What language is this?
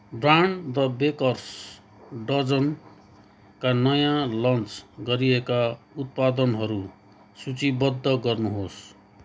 Nepali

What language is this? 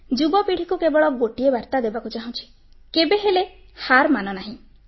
Odia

